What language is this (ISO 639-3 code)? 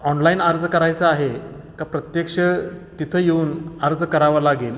mar